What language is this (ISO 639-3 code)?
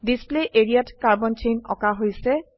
asm